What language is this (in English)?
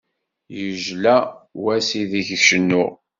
Kabyle